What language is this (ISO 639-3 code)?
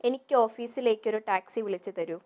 mal